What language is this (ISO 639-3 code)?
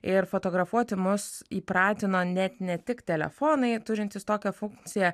lit